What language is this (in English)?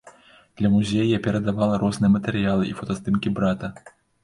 Belarusian